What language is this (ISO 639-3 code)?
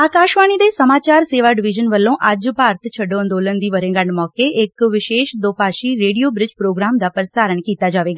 pan